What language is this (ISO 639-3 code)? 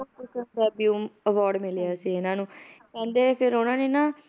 pan